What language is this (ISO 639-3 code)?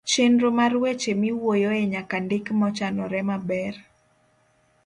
luo